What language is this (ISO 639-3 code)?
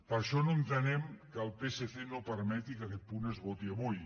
cat